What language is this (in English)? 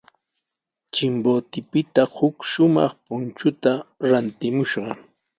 Sihuas Ancash Quechua